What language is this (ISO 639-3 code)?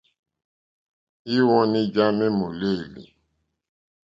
bri